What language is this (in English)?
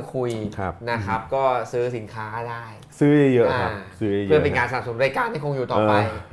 Thai